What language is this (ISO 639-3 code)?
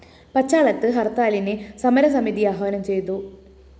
mal